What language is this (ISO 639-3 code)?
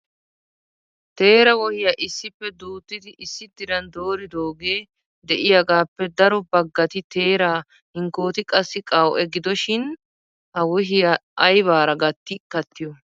wal